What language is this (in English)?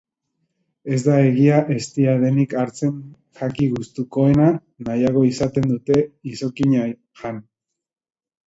Basque